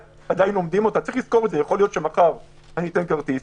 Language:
Hebrew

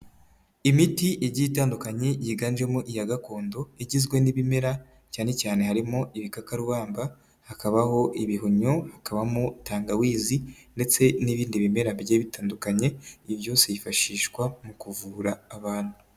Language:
Kinyarwanda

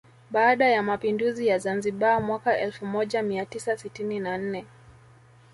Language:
Swahili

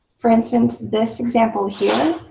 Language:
English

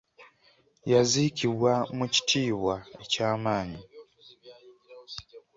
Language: Ganda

